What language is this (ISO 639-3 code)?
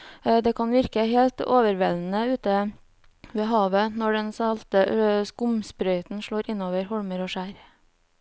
nor